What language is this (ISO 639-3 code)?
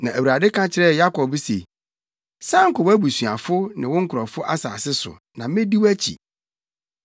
aka